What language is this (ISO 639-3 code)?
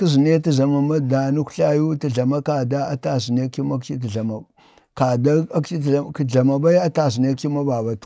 bde